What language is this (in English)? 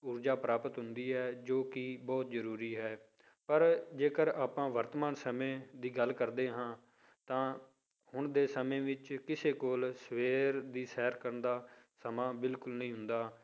Punjabi